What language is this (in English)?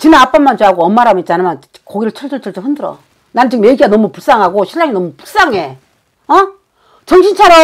Korean